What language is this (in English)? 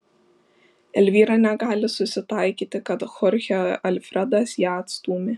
Lithuanian